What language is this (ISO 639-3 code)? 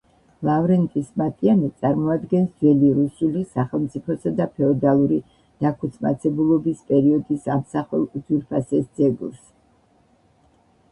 kat